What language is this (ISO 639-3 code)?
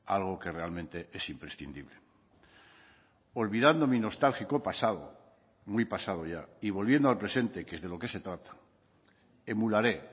spa